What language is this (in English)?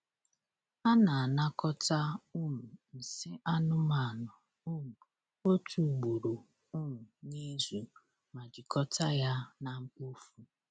Igbo